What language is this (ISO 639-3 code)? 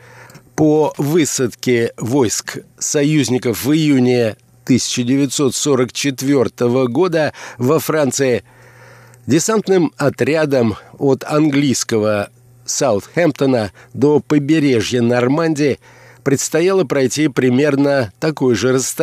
rus